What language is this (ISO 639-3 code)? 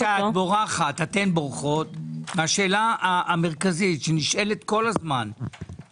heb